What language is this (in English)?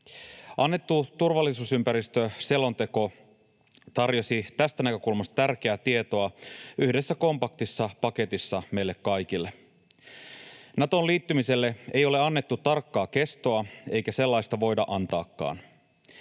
Finnish